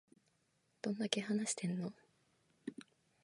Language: Japanese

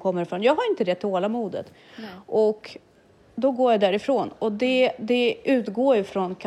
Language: Swedish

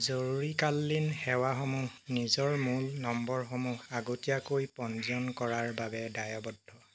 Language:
Assamese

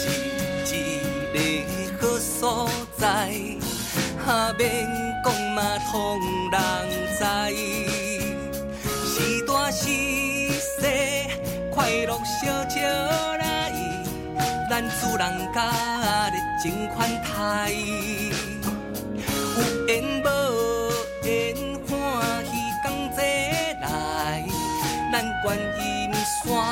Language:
Chinese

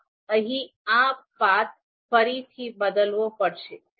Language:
Gujarati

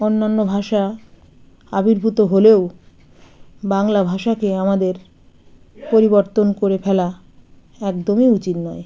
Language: Bangla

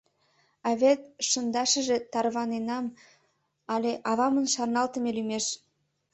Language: Mari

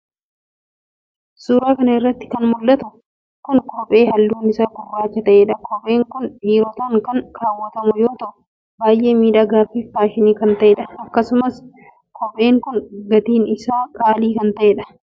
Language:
Oromo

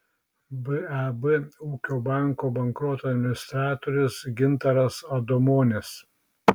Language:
Lithuanian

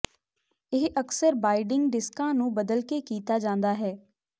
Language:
Punjabi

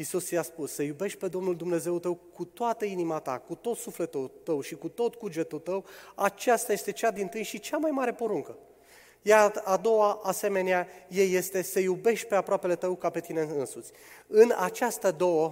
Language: Romanian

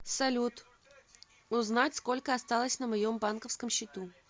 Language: Russian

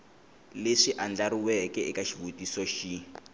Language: Tsonga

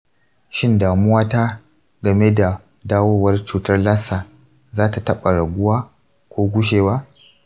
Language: Hausa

